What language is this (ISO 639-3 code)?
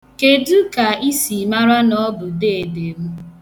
ibo